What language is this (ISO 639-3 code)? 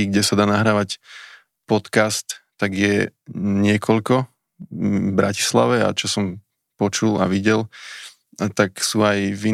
slk